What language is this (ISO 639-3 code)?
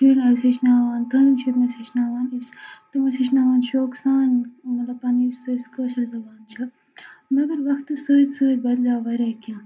kas